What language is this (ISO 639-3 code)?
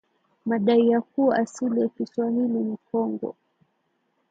swa